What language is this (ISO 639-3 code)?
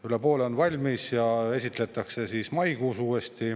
est